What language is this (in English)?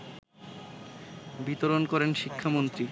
Bangla